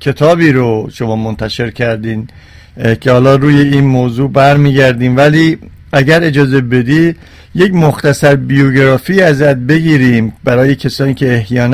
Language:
Persian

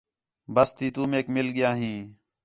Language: Khetrani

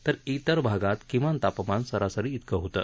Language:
Marathi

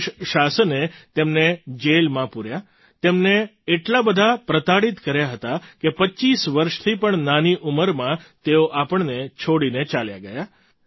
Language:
Gujarati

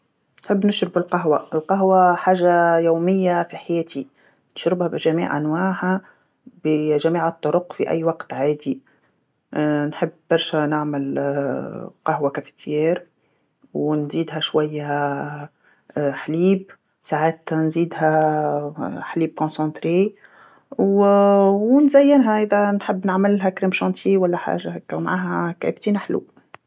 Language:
Tunisian Arabic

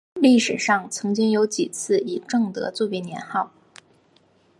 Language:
Chinese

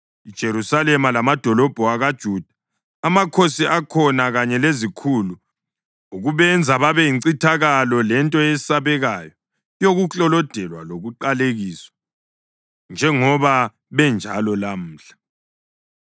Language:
North Ndebele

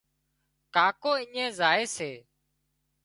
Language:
Wadiyara Koli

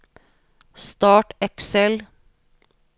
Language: Norwegian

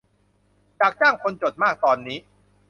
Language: Thai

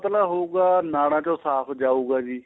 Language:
Punjabi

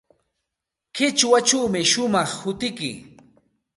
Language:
Santa Ana de Tusi Pasco Quechua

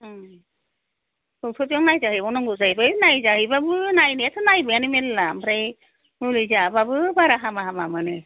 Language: Bodo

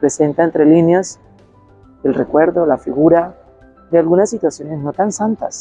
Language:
Spanish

